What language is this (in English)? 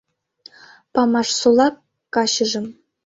Mari